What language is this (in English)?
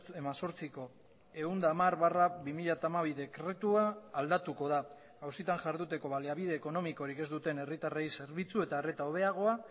Basque